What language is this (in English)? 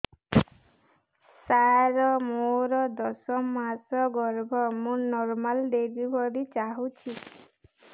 Odia